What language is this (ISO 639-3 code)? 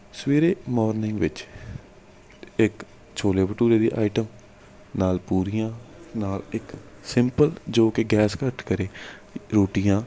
pan